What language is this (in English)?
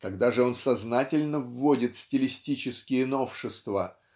Russian